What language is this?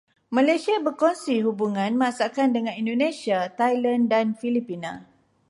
Malay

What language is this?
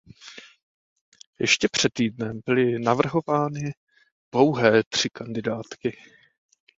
Czech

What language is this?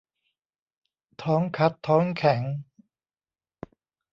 Thai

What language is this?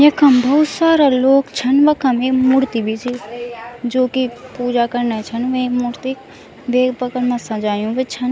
Garhwali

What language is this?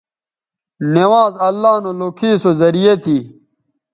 Bateri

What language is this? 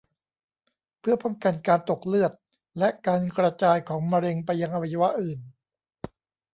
Thai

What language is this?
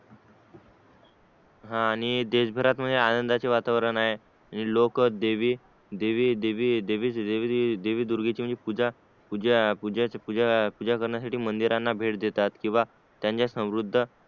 Marathi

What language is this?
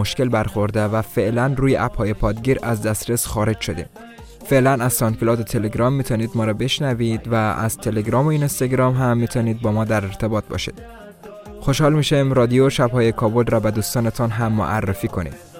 Persian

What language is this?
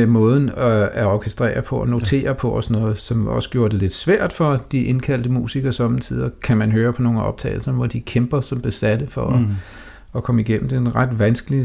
Danish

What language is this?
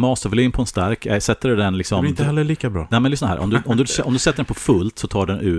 Swedish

